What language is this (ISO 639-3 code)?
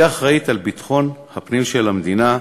heb